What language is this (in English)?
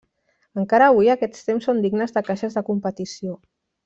Catalan